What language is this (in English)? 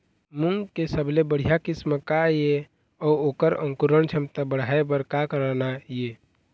Chhattisgarhi